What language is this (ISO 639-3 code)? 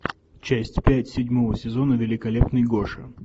rus